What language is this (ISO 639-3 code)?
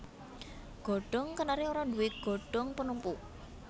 jav